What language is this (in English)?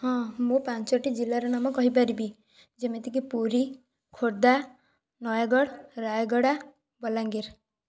Odia